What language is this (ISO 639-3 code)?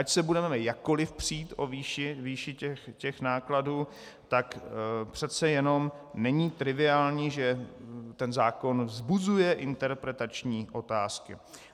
ces